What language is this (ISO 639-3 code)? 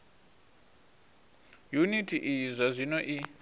ven